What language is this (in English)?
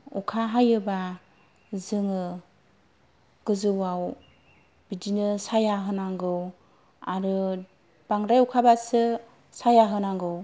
Bodo